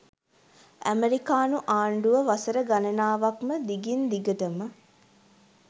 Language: Sinhala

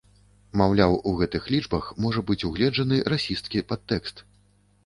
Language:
Belarusian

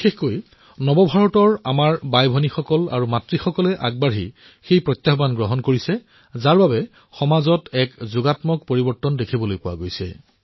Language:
Assamese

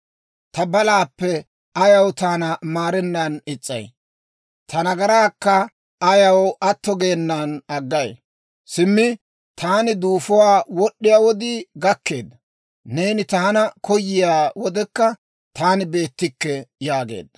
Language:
Dawro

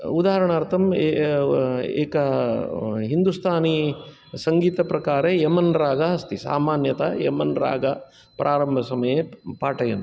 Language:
Sanskrit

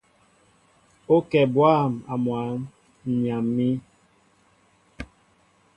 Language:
Mbo (Cameroon)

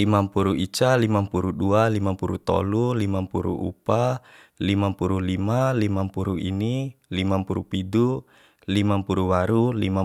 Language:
Bima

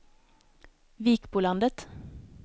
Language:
Swedish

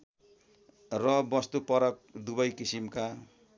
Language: Nepali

